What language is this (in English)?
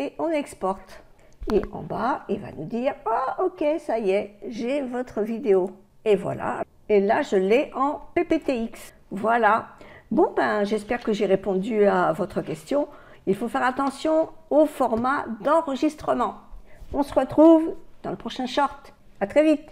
French